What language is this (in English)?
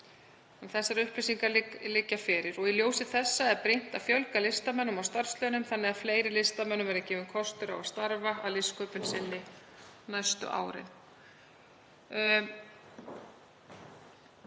Icelandic